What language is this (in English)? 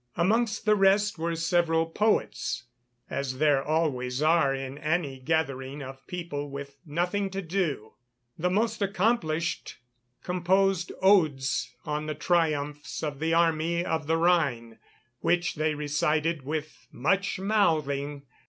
English